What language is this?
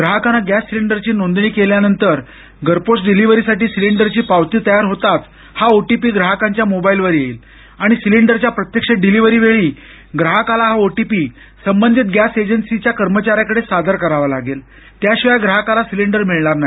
Marathi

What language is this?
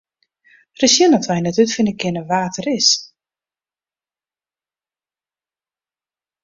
Western Frisian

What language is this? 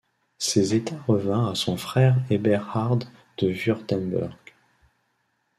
French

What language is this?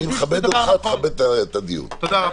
Hebrew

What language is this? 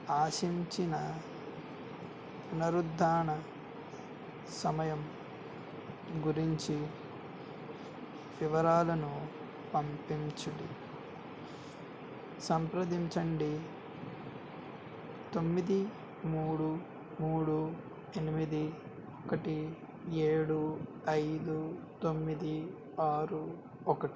Telugu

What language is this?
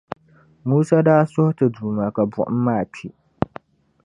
Dagbani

